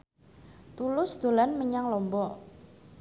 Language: Javanese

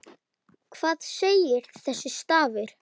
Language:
Icelandic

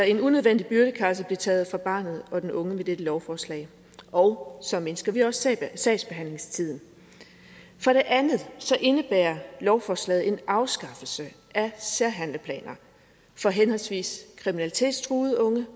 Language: Danish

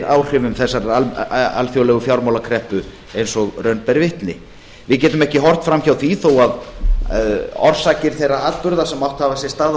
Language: Icelandic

